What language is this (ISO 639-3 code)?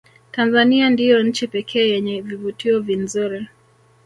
swa